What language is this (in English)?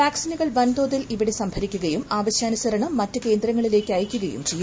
Malayalam